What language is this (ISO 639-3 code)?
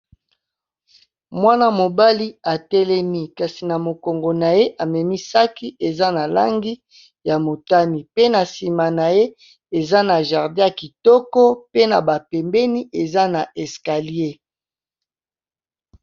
lin